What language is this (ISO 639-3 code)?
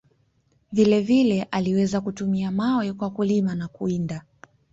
swa